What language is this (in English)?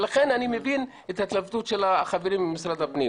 Hebrew